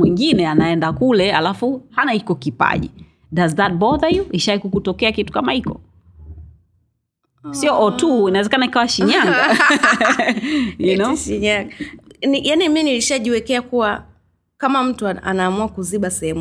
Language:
Swahili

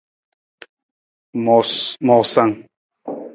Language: Nawdm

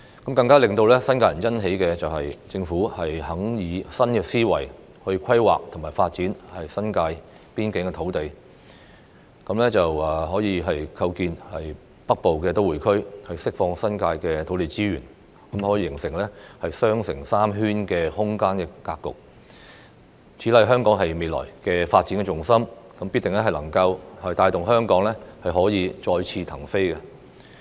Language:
Cantonese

